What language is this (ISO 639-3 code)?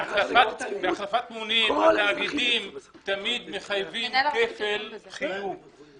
heb